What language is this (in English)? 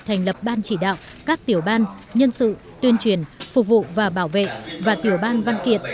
Vietnamese